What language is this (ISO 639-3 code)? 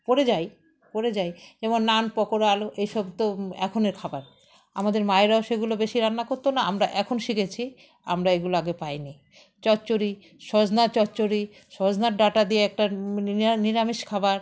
ben